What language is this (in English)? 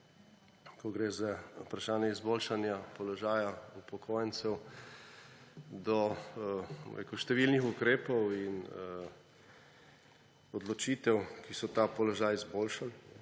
Slovenian